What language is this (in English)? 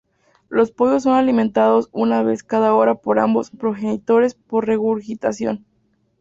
Spanish